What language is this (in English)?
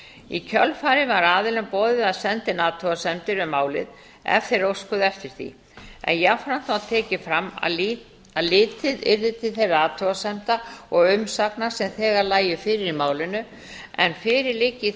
Icelandic